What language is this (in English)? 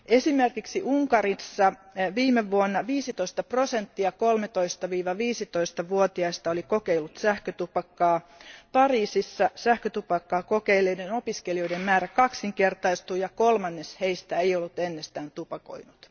Finnish